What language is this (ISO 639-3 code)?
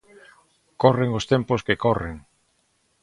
glg